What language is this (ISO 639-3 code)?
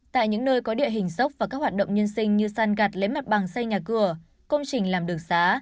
vie